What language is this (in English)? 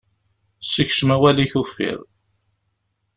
Kabyle